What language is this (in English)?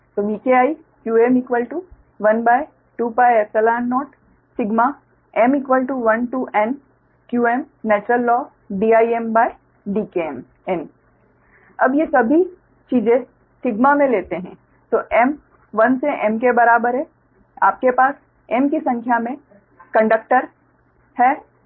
Hindi